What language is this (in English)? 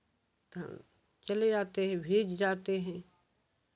Hindi